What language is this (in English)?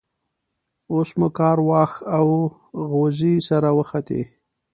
Pashto